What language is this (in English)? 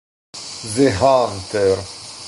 Italian